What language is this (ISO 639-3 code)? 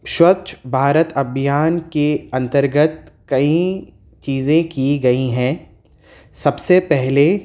urd